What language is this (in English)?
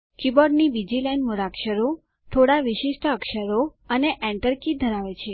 Gujarati